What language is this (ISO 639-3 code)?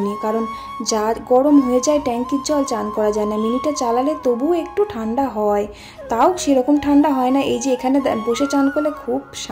ben